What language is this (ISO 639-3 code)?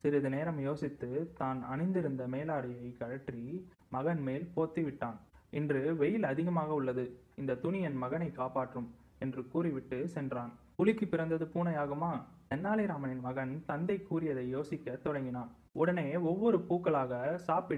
tam